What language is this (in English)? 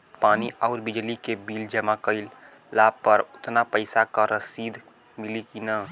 Bhojpuri